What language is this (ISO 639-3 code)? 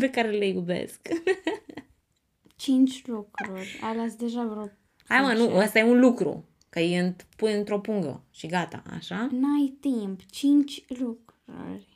ron